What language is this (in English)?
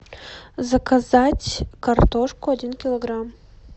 Russian